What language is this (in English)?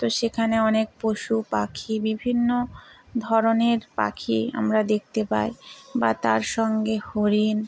Bangla